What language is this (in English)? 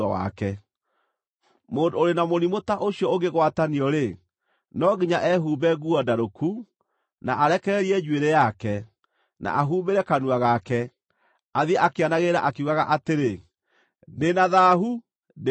Kikuyu